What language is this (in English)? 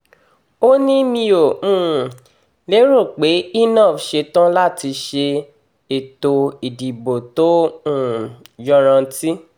Yoruba